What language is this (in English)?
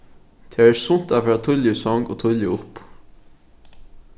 Faroese